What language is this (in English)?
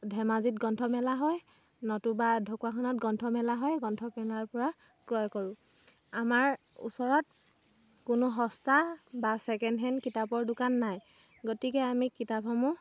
Assamese